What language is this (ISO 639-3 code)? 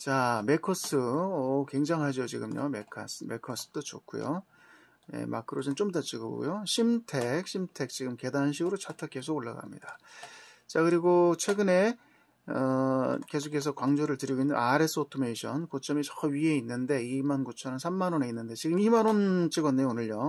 kor